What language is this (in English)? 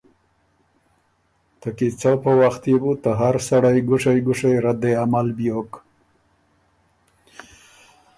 Ormuri